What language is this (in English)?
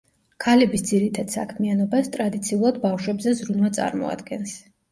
Georgian